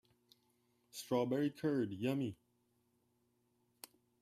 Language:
English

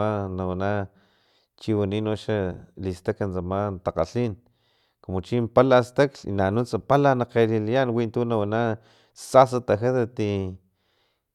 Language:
Filomena Mata-Coahuitlán Totonac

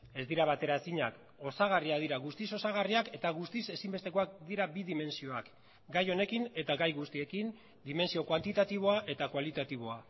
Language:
Basque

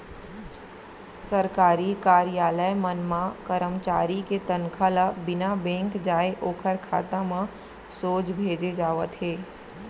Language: Chhattisgarhi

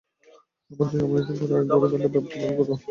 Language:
Bangla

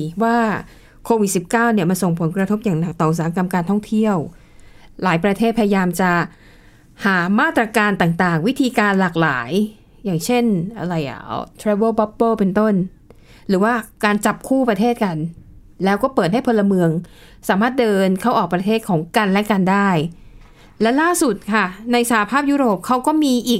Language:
Thai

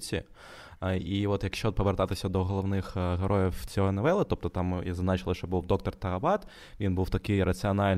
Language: Ukrainian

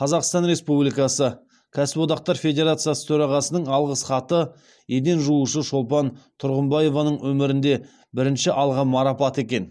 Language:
Kazakh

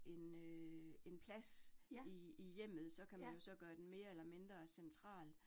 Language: Danish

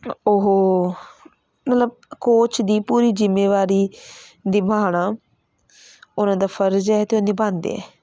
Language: Punjabi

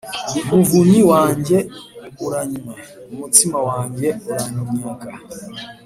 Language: Kinyarwanda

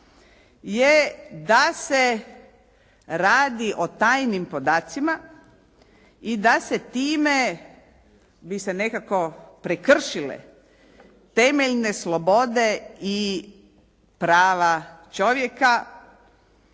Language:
Croatian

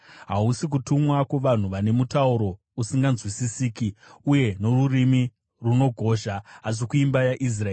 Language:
Shona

